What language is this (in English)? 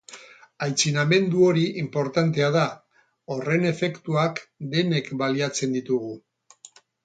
Basque